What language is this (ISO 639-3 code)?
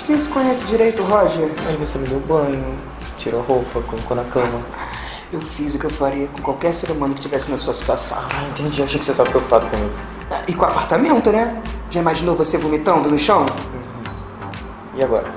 por